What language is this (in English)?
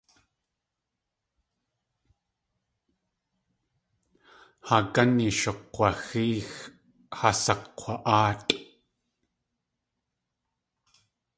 Tlingit